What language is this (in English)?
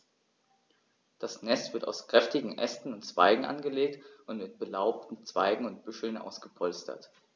German